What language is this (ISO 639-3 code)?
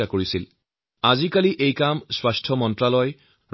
asm